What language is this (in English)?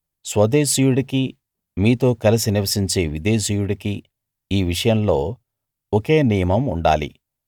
Telugu